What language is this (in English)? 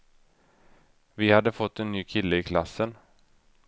Swedish